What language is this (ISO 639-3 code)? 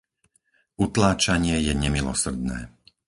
slk